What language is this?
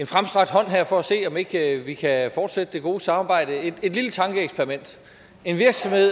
Danish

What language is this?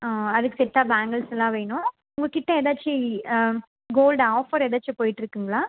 Tamil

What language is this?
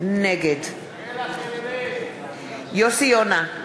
Hebrew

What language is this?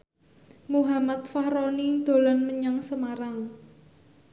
Javanese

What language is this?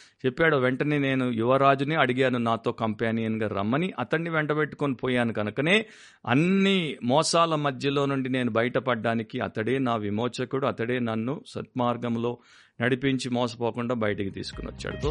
Telugu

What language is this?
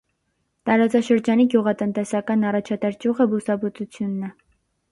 Armenian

